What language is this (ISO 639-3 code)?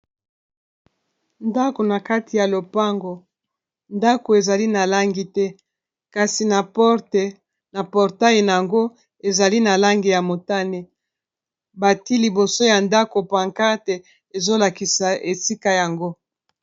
lin